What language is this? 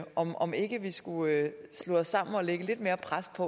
Danish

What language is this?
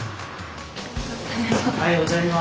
Japanese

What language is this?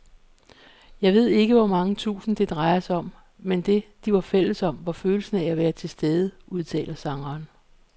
Danish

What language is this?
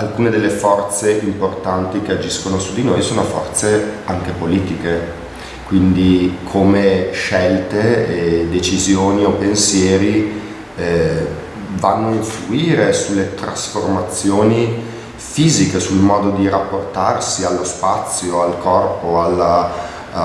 Italian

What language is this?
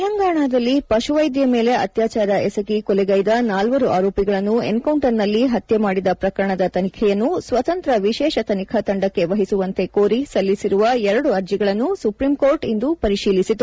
Kannada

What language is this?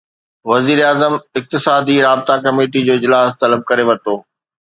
Sindhi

